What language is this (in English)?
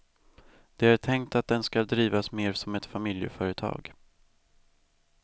Swedish